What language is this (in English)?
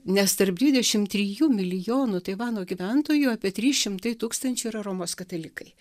Lithuanian